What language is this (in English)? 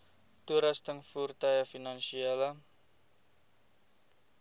Afrikaans